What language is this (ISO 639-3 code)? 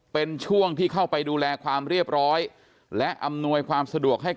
tha